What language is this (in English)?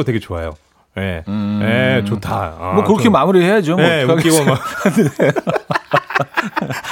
Korean